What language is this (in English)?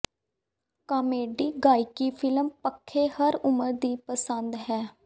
Punjabi